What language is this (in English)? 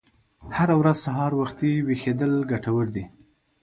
Pashto